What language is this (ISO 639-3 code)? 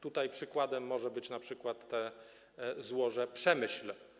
pol